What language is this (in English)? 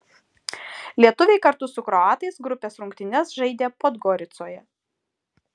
Lithuanian